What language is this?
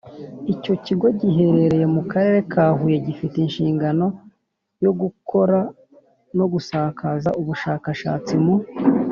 Kinyarwanda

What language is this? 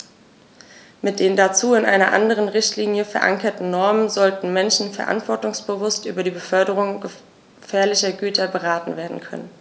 German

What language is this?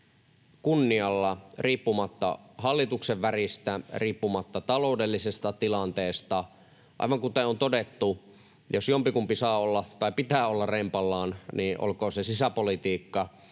Finnish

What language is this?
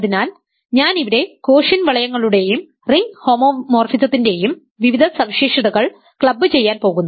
Malayalam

